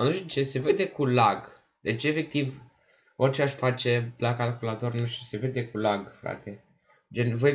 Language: Romanian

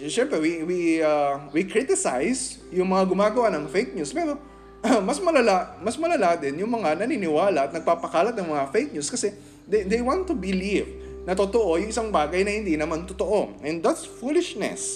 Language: Filipino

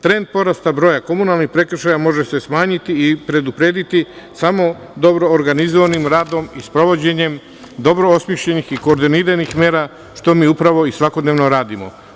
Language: Serbian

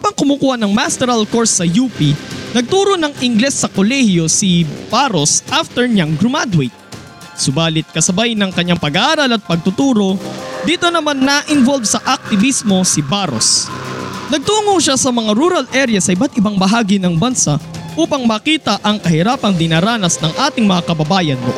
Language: Filipino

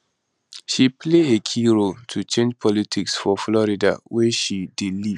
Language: Nigerian Pidgin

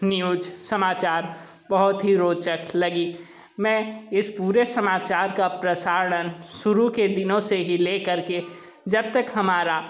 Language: Hindi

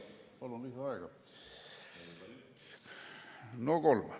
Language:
Estonian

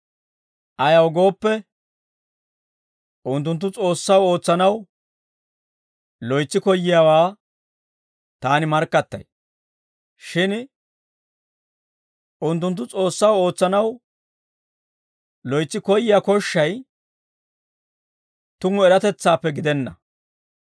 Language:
Dawro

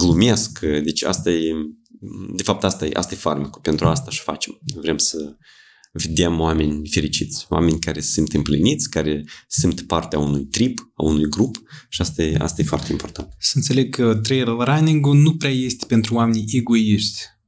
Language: Romanian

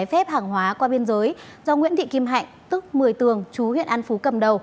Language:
Vietnamese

